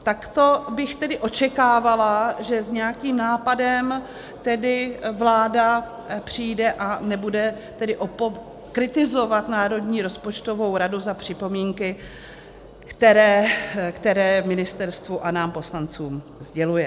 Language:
Czech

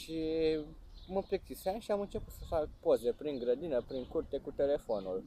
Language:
Romanian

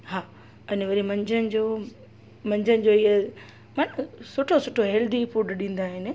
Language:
Sindhi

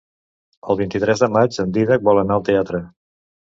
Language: Catalan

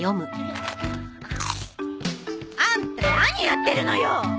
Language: Japanese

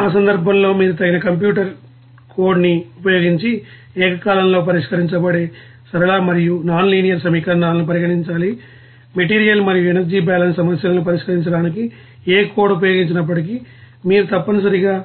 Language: Telugu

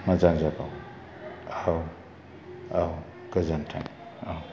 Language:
Bodo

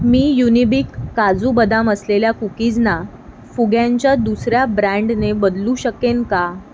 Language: Marathi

